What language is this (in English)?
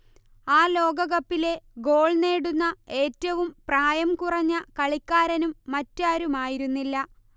Malayalam